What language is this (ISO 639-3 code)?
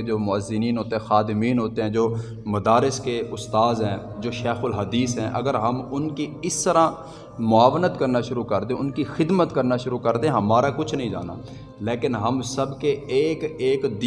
urd